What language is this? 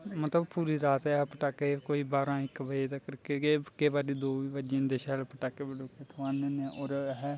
Dogri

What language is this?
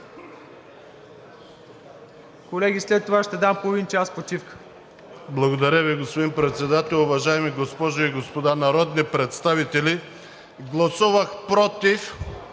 Bulgarian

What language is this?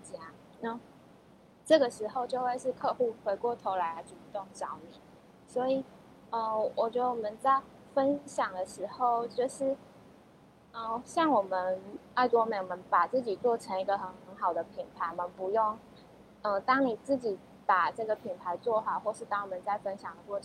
Chinese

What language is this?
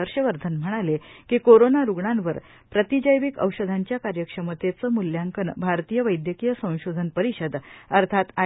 Marathi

